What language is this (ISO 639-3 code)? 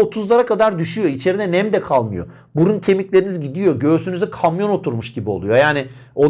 tur